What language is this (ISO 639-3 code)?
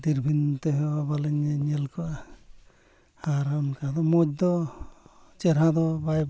sat